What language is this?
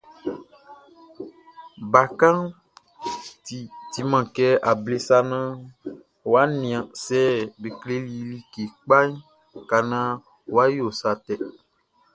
Baoulé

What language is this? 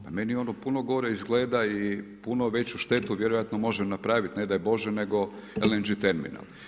Croatian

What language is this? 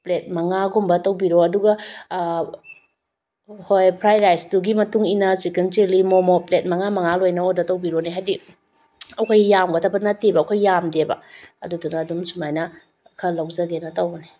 Manipuri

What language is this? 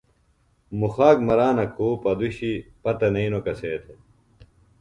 Phalura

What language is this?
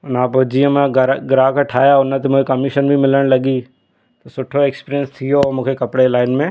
Sindhi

